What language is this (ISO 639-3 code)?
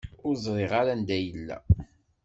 kab